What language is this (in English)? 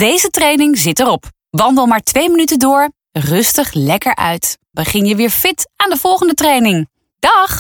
Dutch